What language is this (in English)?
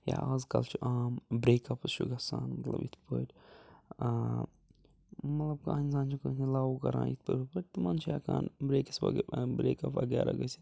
Kashmiri